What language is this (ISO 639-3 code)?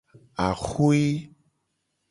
gej